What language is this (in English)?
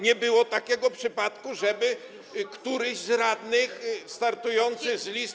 Polish